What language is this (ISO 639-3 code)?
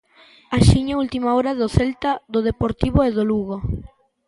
glg